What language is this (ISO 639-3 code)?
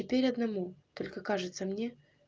rus